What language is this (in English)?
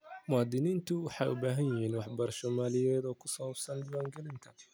Somali